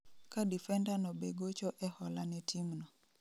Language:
Luo (Kenya and Tanzania)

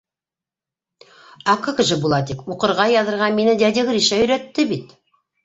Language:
Bashkir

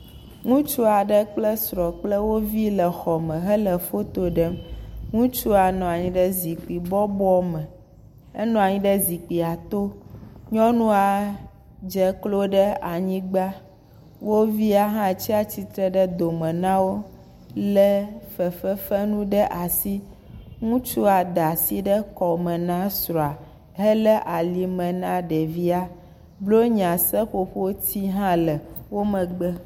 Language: Ewe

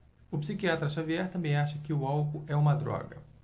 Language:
Portuguese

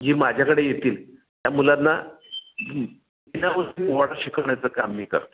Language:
Marathi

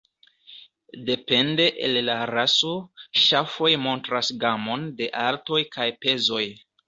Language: Esperanto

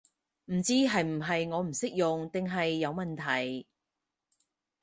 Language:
Cantonese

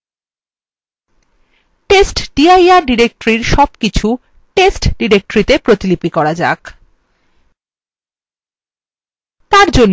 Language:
Bangla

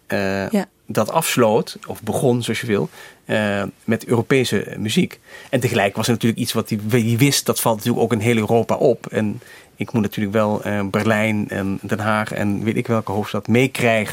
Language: Dutch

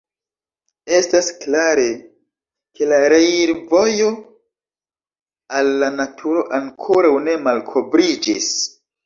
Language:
Esperanto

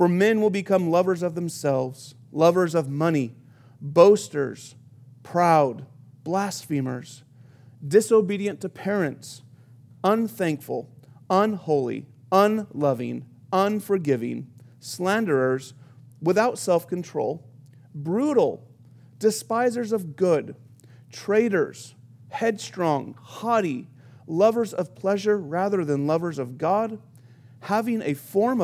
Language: English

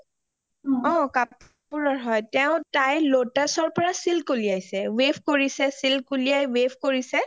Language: Assamese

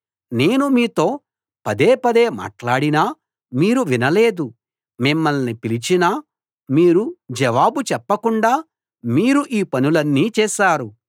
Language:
Telugu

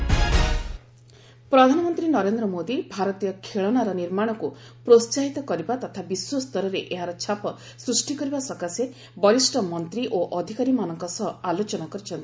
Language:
Odia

